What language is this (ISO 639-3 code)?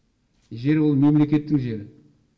kaz